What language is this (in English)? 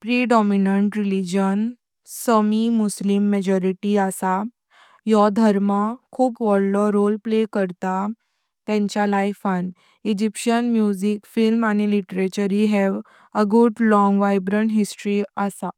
Konkani